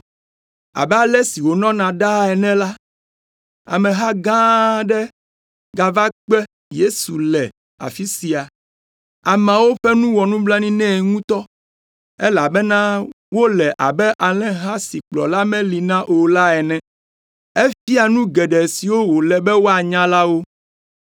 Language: Ewe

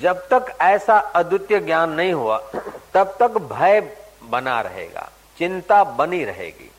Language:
Hindi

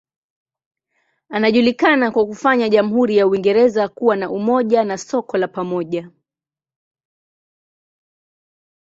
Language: Swahili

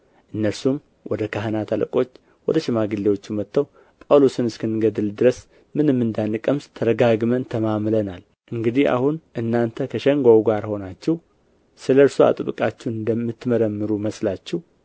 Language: Amharic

